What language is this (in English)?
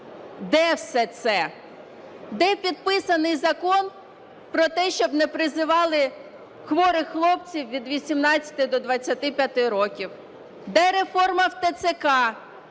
Ukrainian